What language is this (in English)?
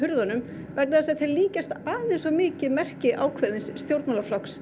Icelandic